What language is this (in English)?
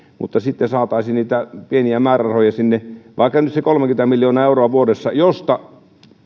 Finnish